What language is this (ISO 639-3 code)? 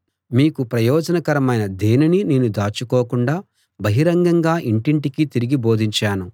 tel